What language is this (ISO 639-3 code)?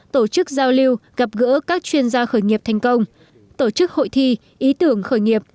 vie